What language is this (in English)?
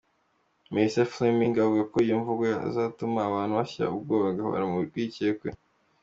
Kinyarwanda